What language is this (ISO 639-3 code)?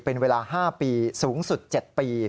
tha